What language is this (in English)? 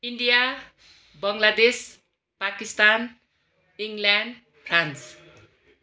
Nepali